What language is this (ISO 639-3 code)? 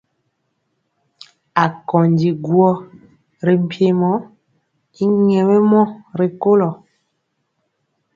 mcx